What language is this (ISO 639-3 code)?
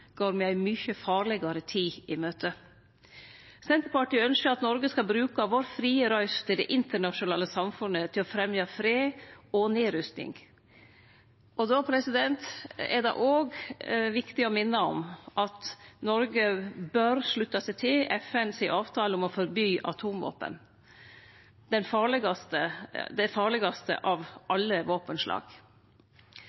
nno